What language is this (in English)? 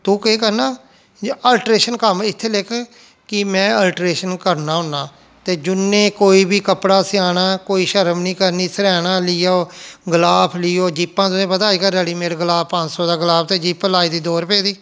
Dogri